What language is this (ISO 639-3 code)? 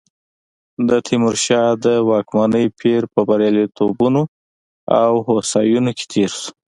pus